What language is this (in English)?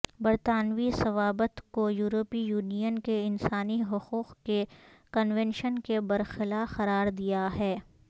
Urdu